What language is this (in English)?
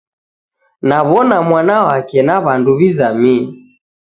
Taita